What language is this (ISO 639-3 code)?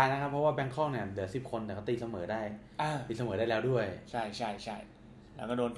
tha